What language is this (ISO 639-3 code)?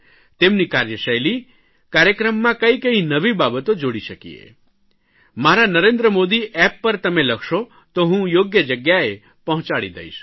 guj